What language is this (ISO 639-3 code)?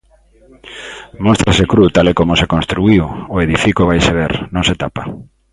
glg